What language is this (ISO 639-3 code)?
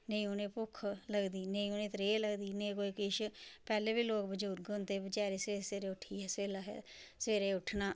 doi